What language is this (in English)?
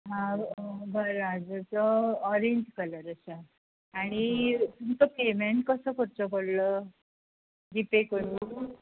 Konkani